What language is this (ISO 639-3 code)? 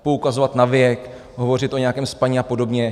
ces